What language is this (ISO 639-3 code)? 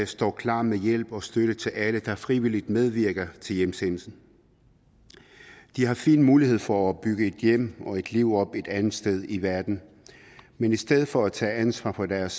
dan